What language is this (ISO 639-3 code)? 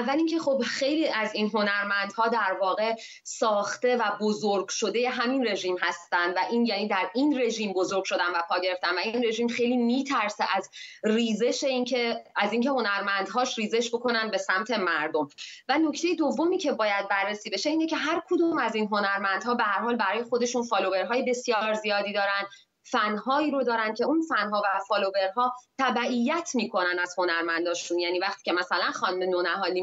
fas